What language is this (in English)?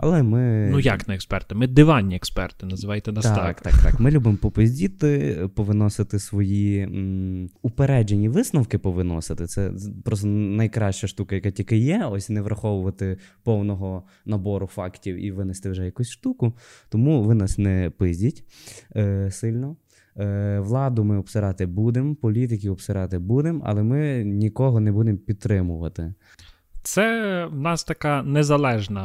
Ukrainian